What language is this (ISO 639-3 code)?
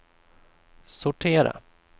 swe